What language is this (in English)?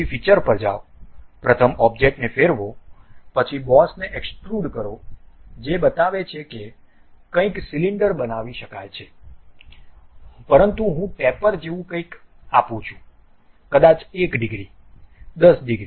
Gujarati